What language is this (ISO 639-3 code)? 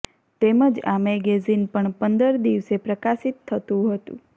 guj